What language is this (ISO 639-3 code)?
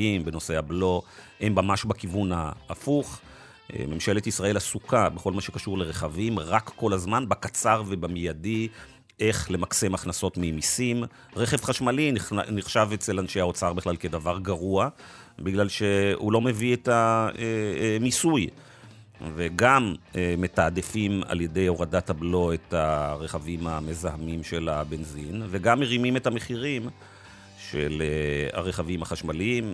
heb